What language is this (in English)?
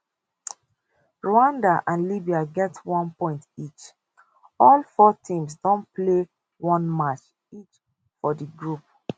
Nigerian Pidgin